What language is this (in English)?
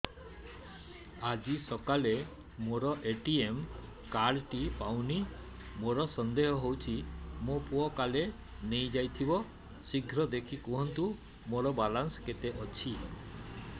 Odia